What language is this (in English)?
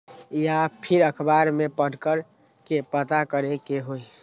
Magahi